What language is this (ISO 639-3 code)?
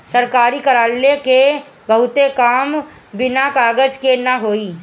bho